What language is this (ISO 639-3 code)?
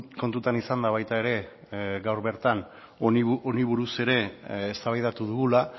eus